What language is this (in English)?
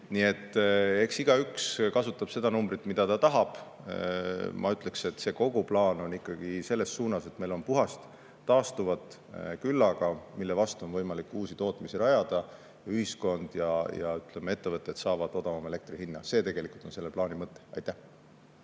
Estonian